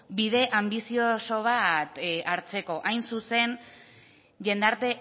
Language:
Basque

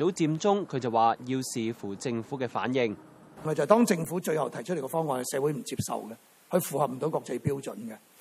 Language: Chinese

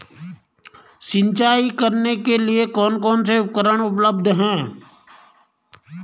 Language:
Hindi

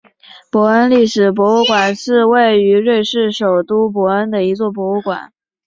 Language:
Chinese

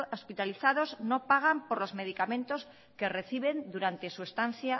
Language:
Spanish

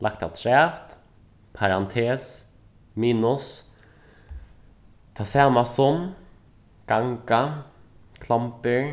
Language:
Faroese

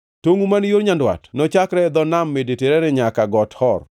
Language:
Luo (Kenya and Tanzania)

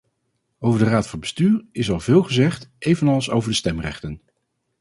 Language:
Dutch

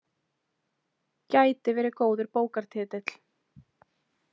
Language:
Icelandic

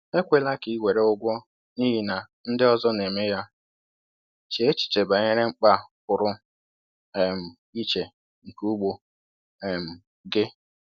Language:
Igbo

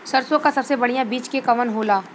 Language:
Bhojpuri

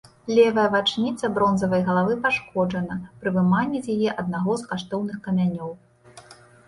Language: Belarusian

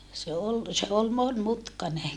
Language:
Finnish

